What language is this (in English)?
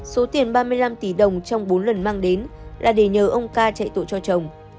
Vietnamese